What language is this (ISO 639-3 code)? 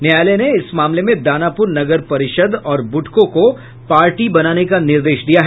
hin